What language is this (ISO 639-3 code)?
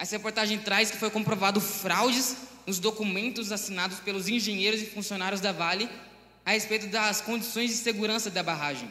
por